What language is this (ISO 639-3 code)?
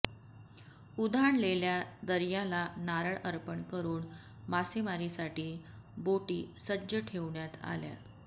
mar